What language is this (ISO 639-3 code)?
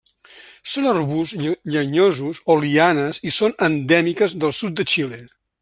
cat